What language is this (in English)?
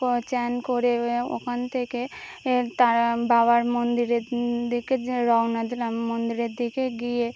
Bangla